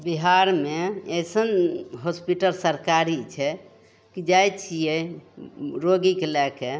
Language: Maithili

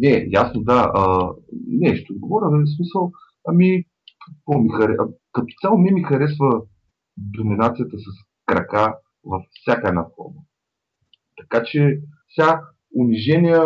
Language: Bulgarian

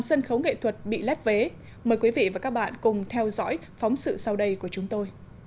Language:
Vietnamese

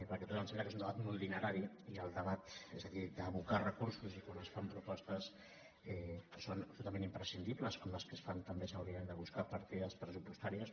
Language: Catalan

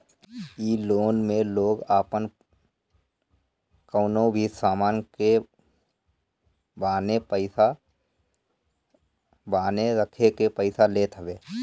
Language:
Bhojpuri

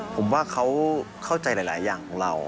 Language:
Thai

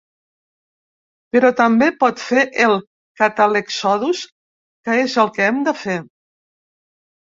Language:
Catalan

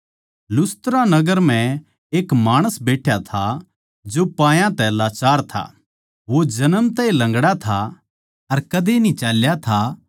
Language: Haryanvi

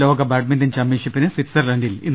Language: Malayalam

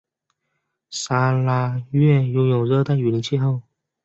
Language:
Chinese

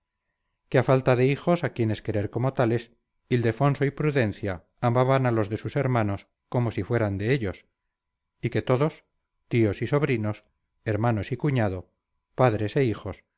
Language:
Spanish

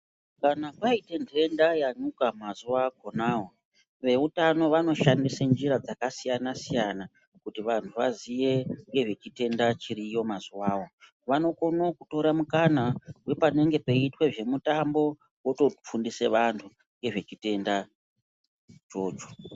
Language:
Ndau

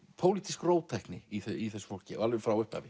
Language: Icelandic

